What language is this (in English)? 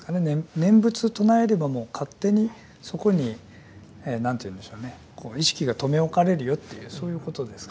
Japanese